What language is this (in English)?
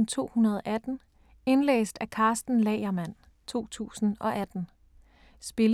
Danish